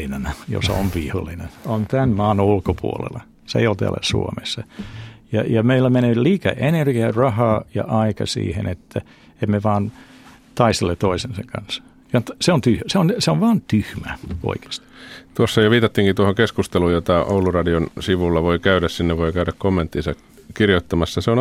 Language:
Finnish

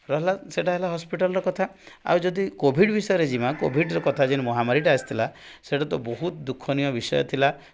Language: Odia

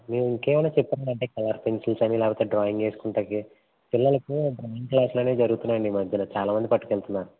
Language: Telugu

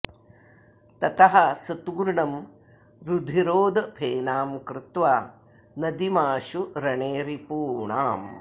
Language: Sanskrit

